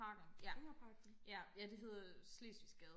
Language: Danish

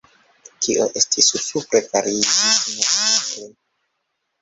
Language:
Esperanto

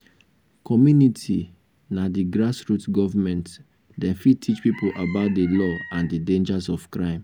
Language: Nigerian Pidgin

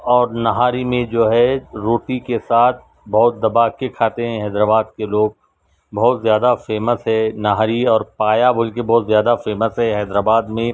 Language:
Urdu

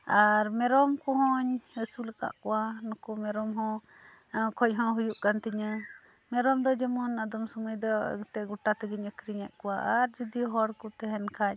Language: Santali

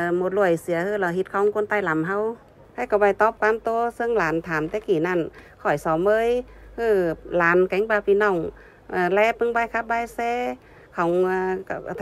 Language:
Vietnamese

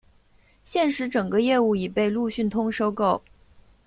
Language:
Chinese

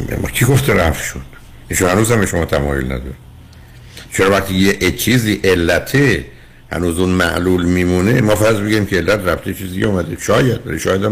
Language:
Persian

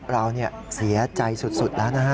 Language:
Thai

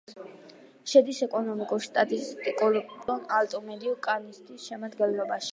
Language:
Georgian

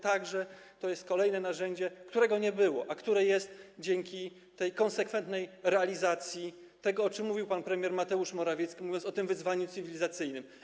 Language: Polish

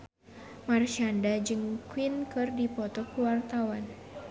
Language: Sundanese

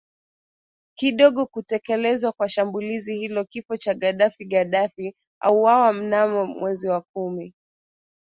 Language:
Swahili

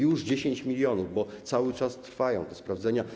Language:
Polish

